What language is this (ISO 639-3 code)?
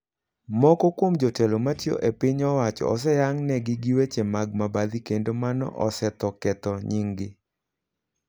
luo